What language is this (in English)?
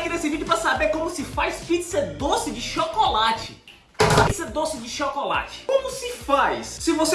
Portuguese